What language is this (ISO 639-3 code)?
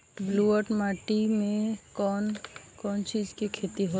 bho